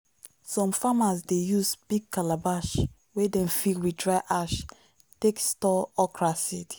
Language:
Nigerian Pidgin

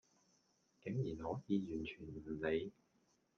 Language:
Cantonese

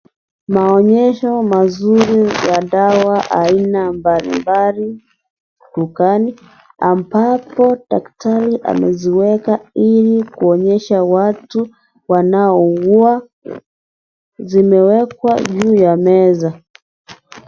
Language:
Swahili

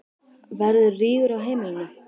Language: Icelandic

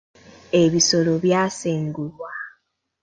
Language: Ganda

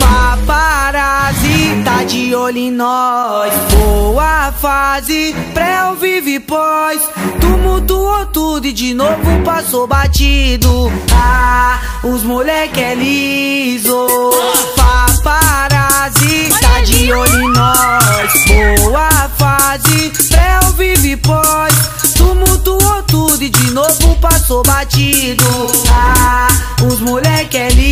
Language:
Portuguese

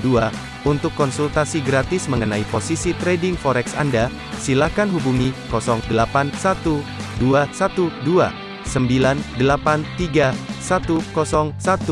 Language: Indonesian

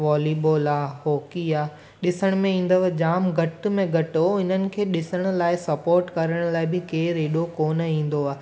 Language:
Sindhi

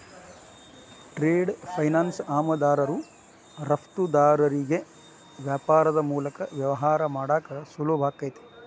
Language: Kannada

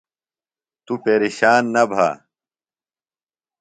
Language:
Phalura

